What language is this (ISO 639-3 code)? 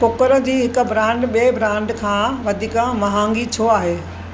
snd